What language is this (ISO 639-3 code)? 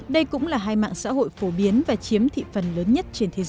vie